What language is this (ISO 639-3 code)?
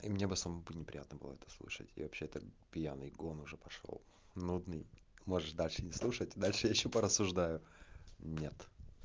rus